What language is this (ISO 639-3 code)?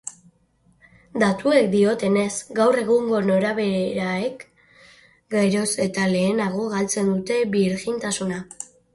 eus